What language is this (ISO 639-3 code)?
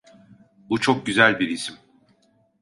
tur